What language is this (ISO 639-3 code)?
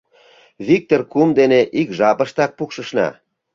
chm